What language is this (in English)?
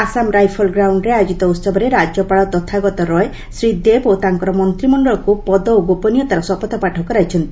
Odia